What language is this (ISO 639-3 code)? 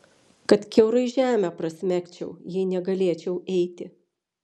lit